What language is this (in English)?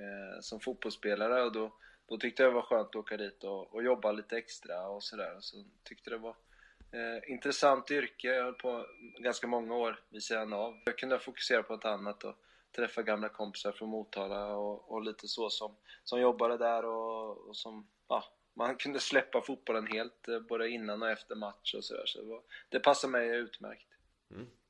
Swedish